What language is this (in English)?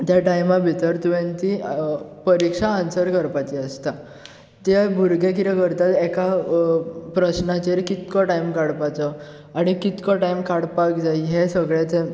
Konkani